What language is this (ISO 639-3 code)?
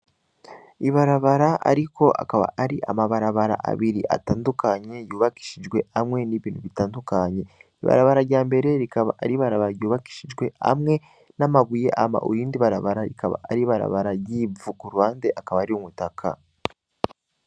run